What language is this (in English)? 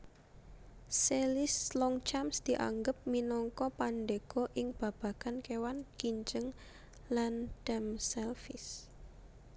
Javanese